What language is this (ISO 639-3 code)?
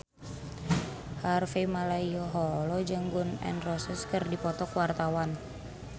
sun